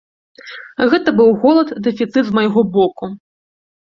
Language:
Belarusian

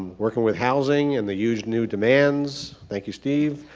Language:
English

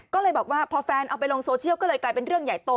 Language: Thai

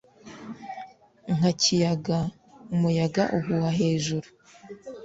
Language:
Kinyarwanda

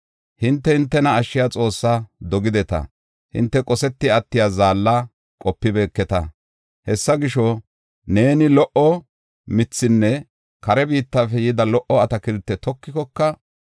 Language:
Gofa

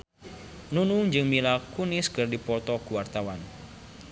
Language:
Sundanese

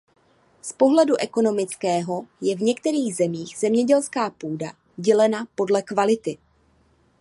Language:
Czech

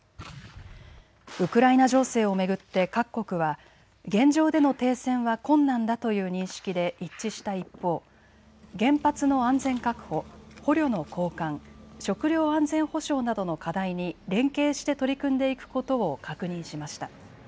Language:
Japanese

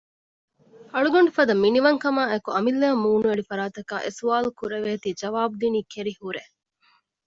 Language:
Divehi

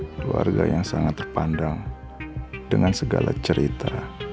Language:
Indonesian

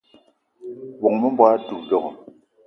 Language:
Eton (Cameroon)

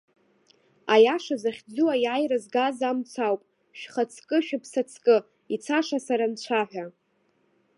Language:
Abkhazian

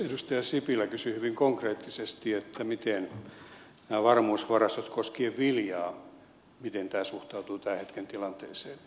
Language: Finnish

